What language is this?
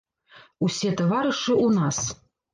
Belarusian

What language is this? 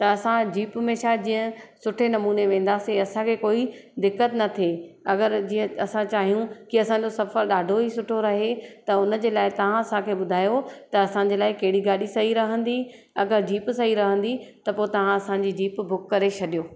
Sindhi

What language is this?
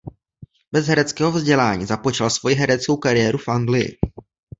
Czech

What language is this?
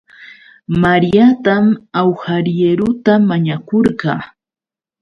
Yauyos Quechua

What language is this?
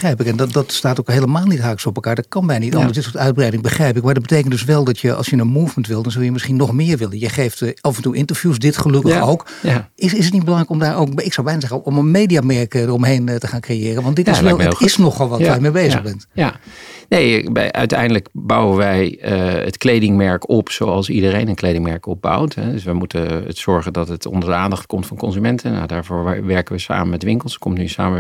Dutch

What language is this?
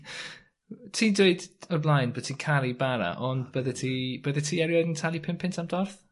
Welsh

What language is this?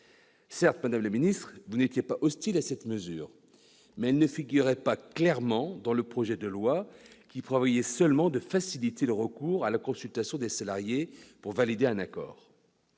French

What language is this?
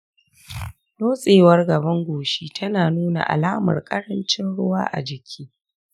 Hausa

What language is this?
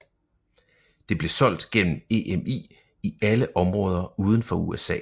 Danish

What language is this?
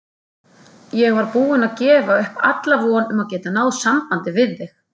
Icelandic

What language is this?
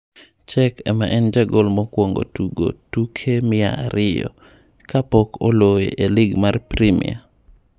Luo (Kenya and Tanzania)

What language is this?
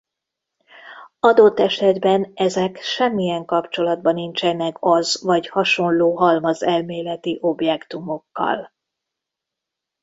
Hungarian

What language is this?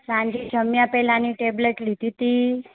Gujarati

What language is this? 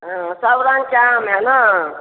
Maithili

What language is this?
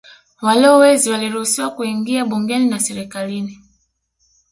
Swahili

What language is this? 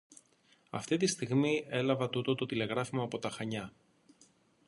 Greek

